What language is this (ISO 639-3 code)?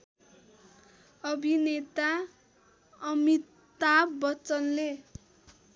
nep